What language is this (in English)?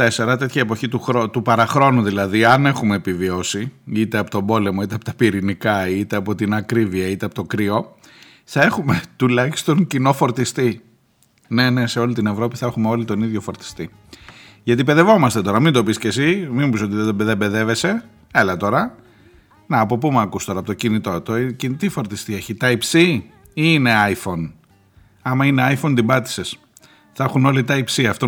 Greek